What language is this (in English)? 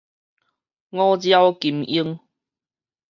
Min Nan Chinese